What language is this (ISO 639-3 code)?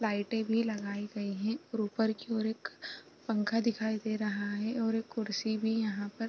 hin